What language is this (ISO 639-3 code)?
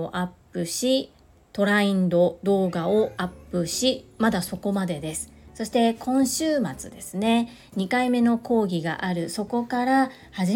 jpn